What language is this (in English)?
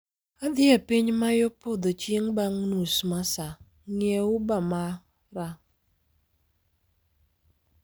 Luo (Kenya and Tanzania)